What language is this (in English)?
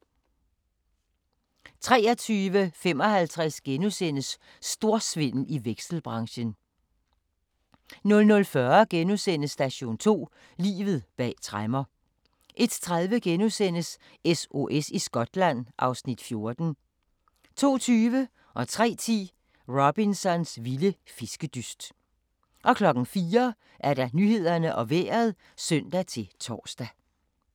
Danish